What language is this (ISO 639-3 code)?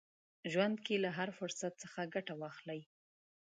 pus